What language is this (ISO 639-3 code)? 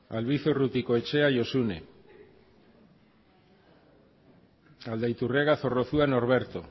eus